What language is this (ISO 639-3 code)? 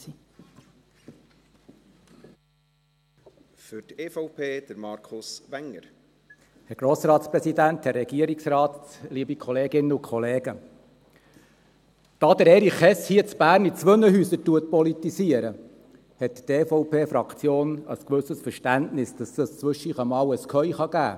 gsw